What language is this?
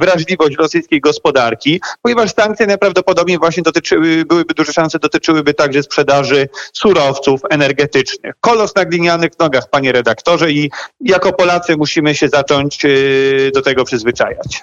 Polish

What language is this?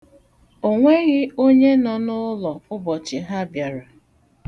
Igbo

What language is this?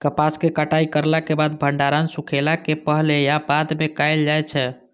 Maithili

